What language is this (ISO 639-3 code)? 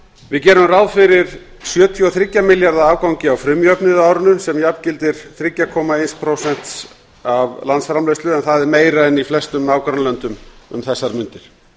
isl